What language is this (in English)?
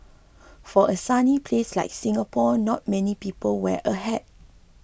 English